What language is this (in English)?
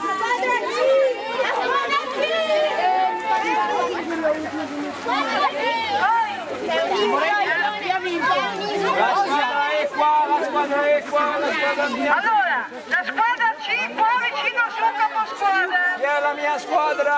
Italian